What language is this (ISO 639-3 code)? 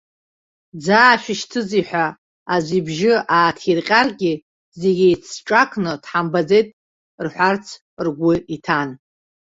abk